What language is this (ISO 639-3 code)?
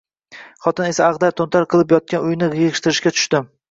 uzb